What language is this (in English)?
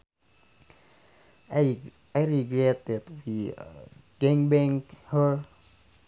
Sundanese